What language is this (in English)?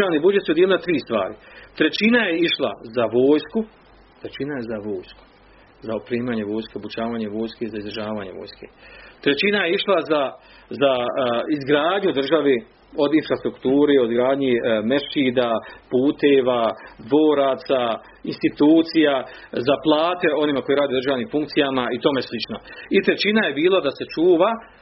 Croatian